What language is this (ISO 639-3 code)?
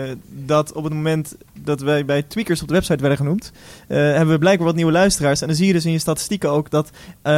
nld